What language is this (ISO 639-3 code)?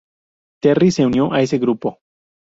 spa